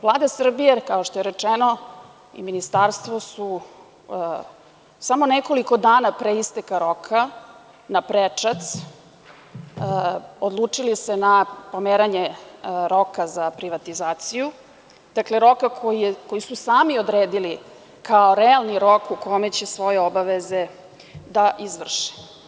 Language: Serbian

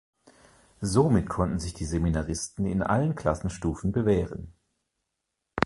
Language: German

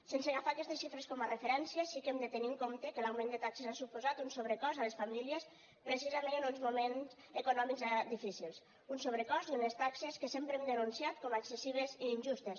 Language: Catalan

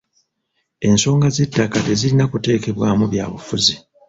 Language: Ganda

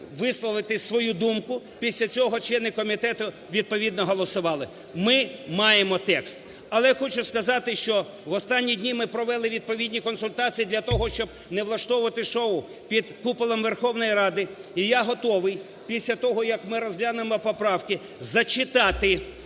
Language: Ukrainian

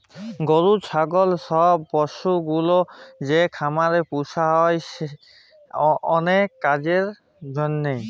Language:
Bangla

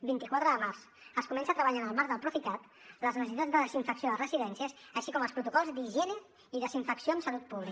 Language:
Catalan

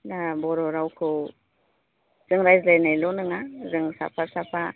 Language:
Bodo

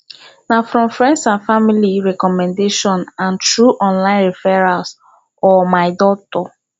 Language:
Nigerian Pidgin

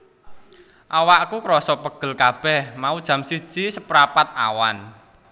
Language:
Javanese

